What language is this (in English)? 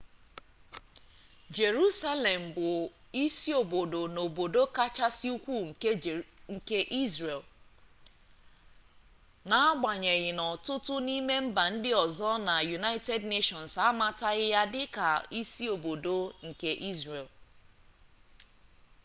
Igbo